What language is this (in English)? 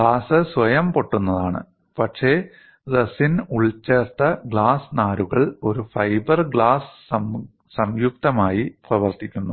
Malayalam